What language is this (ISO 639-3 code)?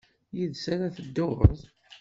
kab